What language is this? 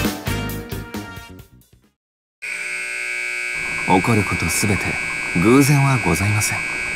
Japanese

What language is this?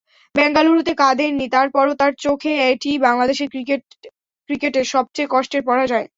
Bangla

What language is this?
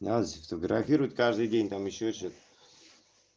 Russian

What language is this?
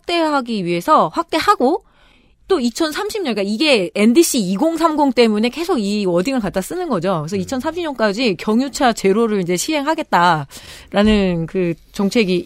Korean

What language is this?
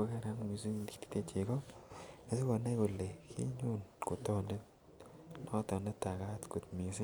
Kalenjin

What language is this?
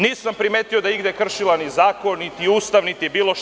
Serbian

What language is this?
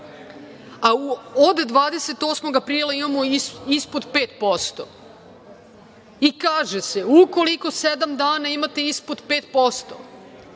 Serbian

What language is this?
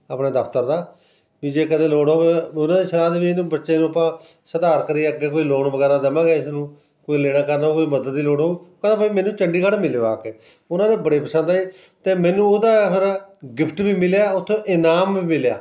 Punjabi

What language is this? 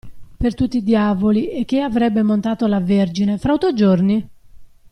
Italian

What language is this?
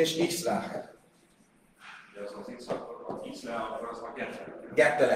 Hungarian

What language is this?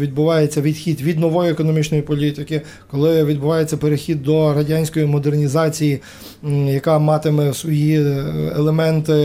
Ukrainian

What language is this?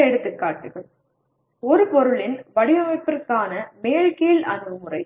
Tamil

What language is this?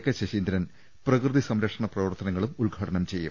Malayalam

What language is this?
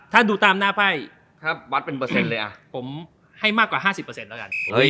Thai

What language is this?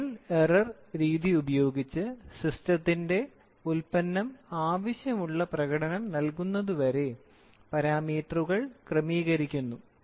Malayalam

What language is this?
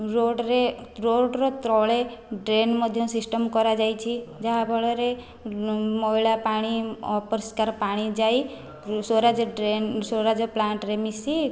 Odia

